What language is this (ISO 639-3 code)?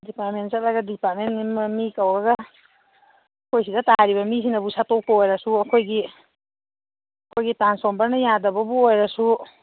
mni